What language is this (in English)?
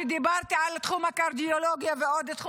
Hebrew